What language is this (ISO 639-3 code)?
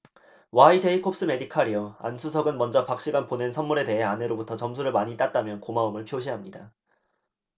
kor